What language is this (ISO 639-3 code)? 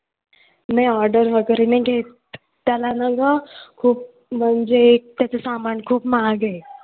mar